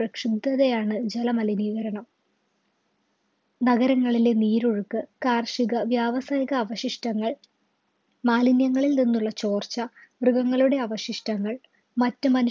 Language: Malayalam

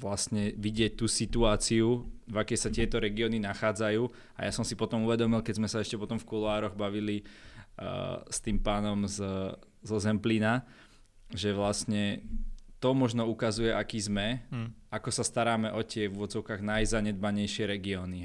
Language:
Slovak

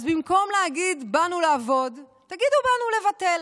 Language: Hebrew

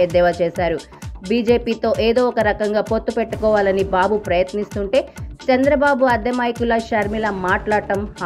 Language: Telugu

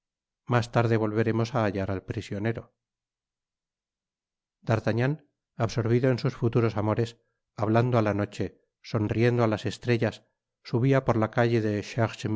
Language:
Spanish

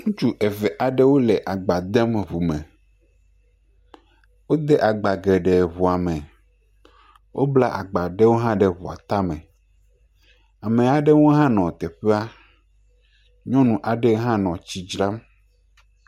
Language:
Ewe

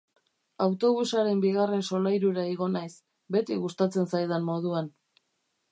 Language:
Basque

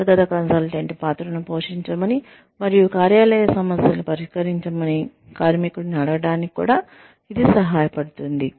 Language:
Telugu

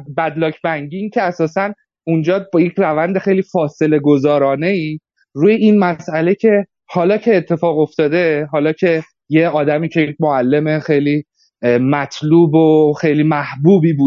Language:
Persian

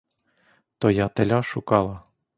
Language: Ukrainian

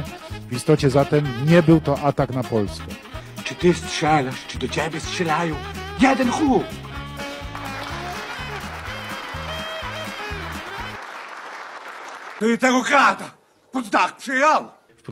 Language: Polish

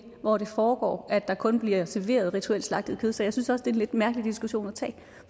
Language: Danish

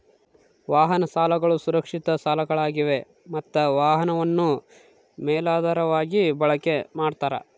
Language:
Kannada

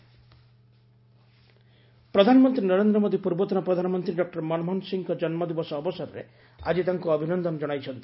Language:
Odia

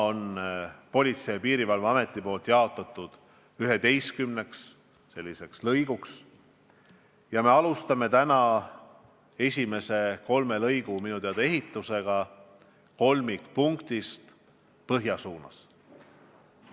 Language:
Estonian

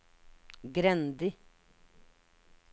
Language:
Norwegian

